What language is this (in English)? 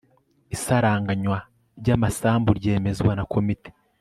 Kinyarwanda